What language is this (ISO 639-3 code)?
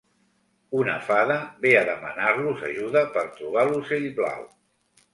cat